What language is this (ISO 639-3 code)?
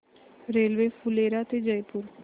mar